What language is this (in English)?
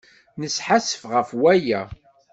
Kabyle